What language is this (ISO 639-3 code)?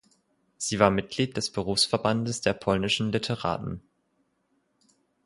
deu